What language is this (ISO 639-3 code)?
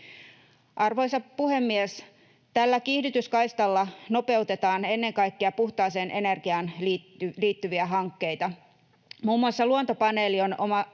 fin